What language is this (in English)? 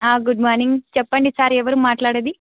Telugu